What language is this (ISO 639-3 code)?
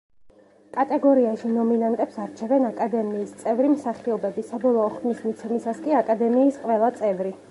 kat